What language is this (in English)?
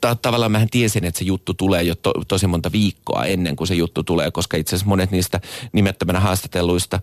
Finnish